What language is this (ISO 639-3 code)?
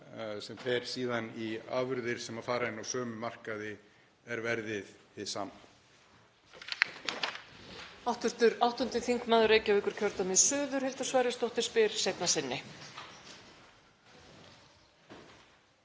isl